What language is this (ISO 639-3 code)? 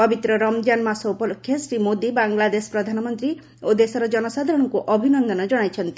ori